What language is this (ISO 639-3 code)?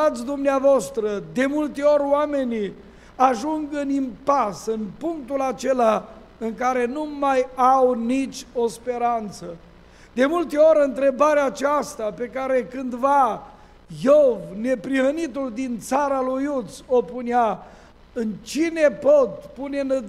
ron